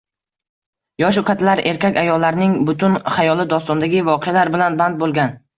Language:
Uzbek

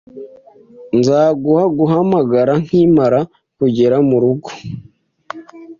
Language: Kinyarwanda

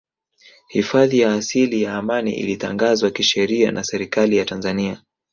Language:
Swahili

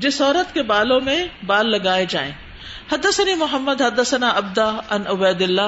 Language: Urdu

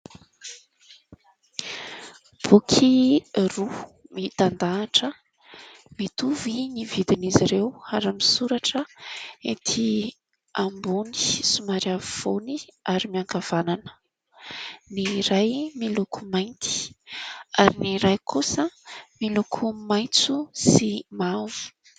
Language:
Malagasy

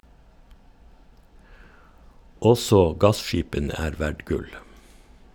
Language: Norwegian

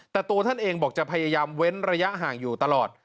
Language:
Thai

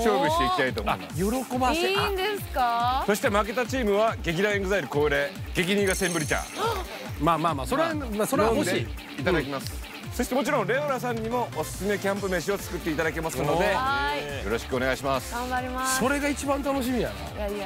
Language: Japanese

